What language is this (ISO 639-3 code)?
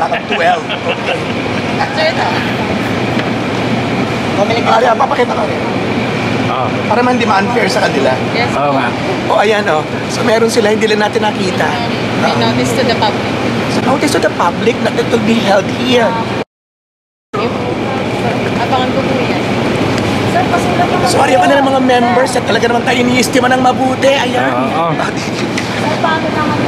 fil